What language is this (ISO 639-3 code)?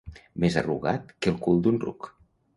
cat